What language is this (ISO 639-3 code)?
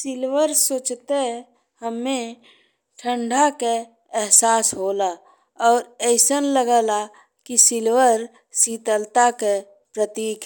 bho